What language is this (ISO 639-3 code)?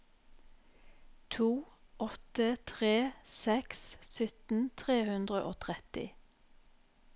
nor